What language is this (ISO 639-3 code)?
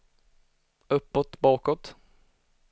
swe